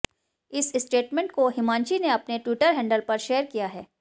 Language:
Hindi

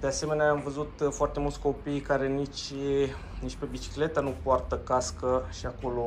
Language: Romanian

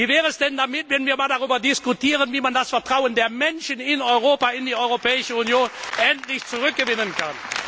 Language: German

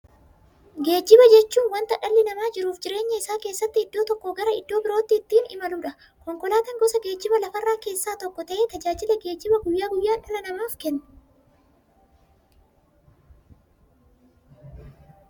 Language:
Oromo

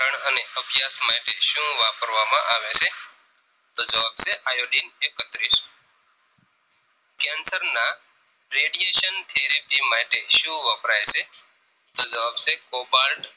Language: Gujarati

